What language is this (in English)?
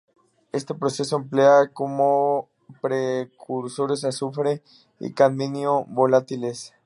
Spanish